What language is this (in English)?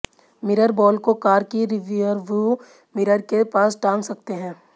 Hindi